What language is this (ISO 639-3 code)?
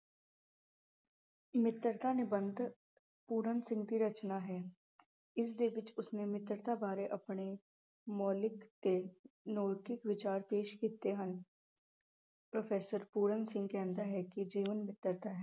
pan